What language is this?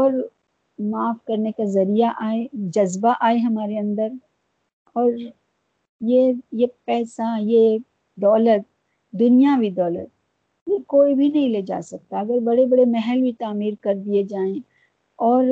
Urdu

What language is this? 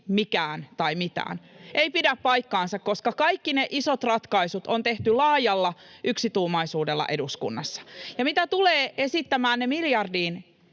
Finnish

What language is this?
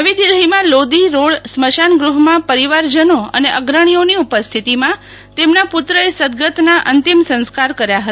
Gujarati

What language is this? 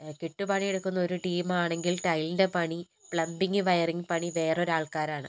Malayalam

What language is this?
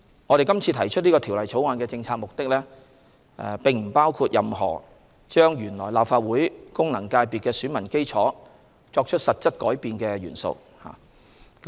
Cantonese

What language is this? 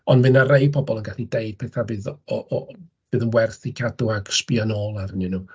Welsh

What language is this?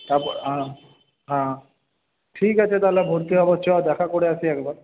Bangla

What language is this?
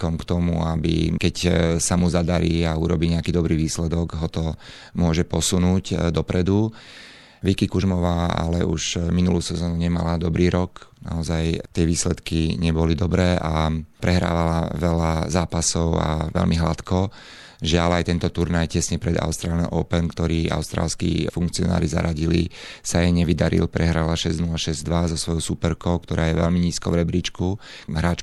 Slovak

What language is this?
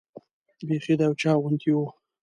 Pashto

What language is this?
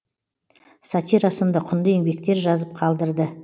Kazakh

